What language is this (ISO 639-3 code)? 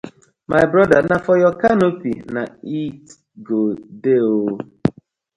pcm